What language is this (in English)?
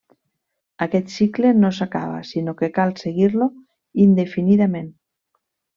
Catalan